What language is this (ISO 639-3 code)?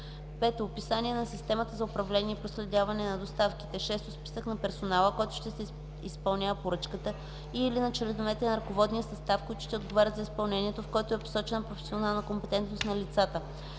bul